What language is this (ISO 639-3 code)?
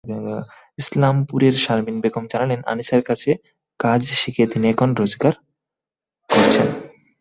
ben